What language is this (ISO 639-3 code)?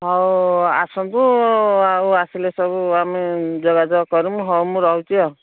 ori